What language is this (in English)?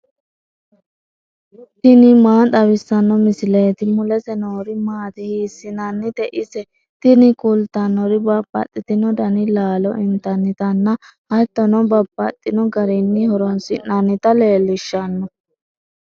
Sidamo